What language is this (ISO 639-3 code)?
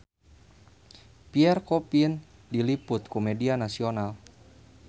sun